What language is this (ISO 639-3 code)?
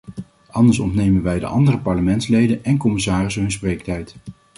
nld